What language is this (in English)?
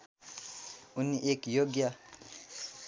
Nepali